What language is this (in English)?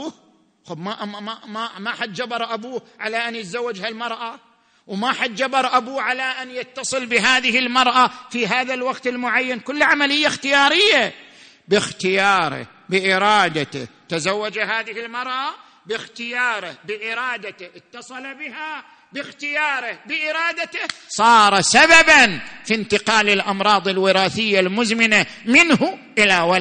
Arabic